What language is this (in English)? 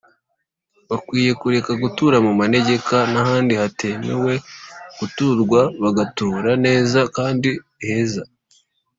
Kinyarwanda